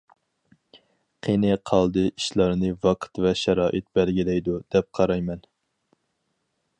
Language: Uyghur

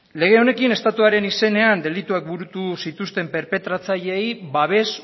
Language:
Basque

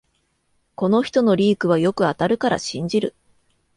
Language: Japanese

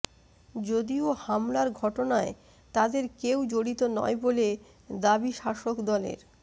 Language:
Bangla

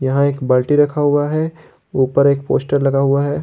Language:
Hindi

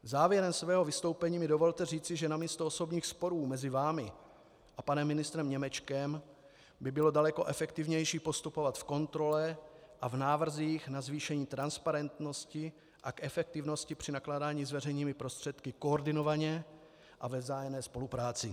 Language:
Czech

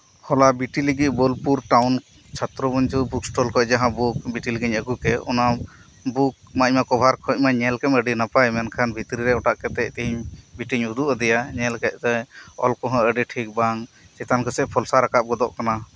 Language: Santali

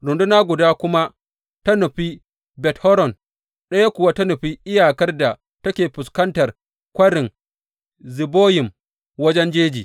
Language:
Hausa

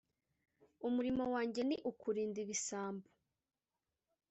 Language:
Kinyarwanda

